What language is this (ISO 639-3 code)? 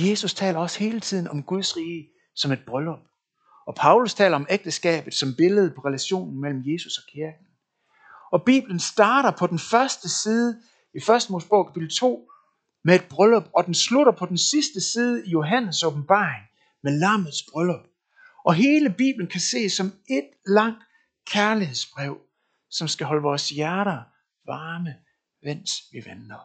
dan